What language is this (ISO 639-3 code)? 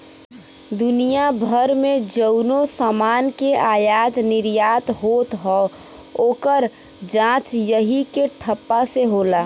bho